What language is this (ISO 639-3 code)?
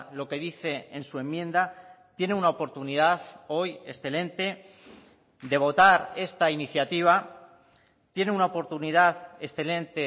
spa